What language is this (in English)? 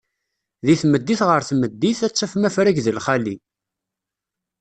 Kabyle